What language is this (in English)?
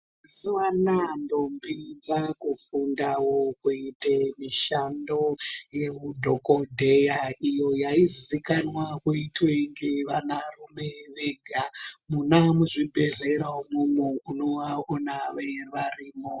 Ndau